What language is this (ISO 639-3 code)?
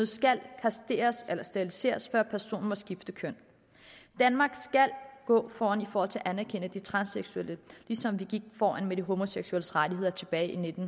dan